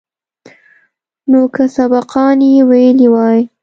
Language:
Pashto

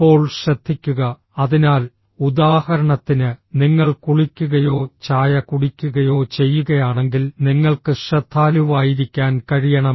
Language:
Malayalam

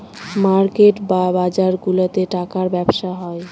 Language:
Bangla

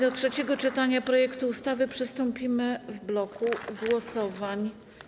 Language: Polish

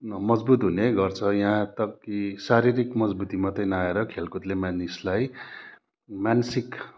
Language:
Nepali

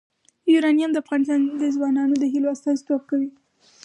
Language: Pashto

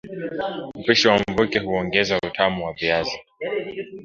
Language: Swahili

